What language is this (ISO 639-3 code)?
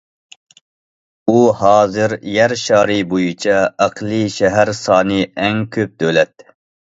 uig